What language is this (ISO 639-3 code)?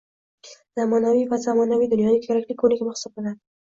uzb